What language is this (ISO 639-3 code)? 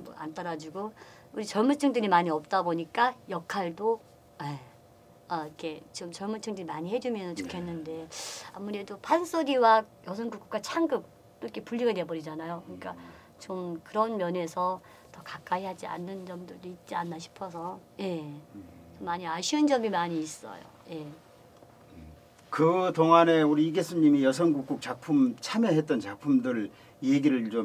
kor